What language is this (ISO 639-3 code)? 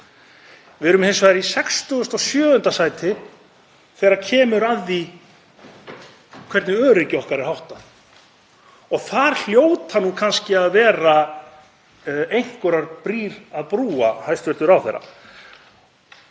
isl